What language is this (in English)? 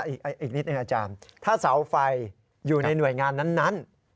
Thai